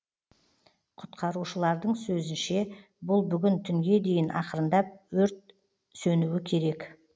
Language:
Kazakh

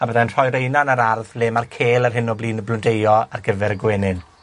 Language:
Welsh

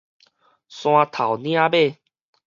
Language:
Min Nan Chinese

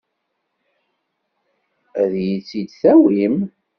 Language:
Kabyle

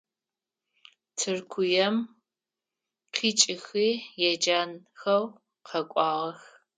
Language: Adyghe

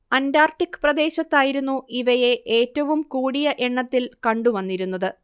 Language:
Malayalam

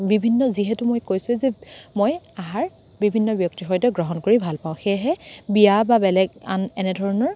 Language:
Assamese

